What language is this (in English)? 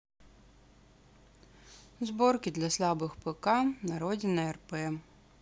Russian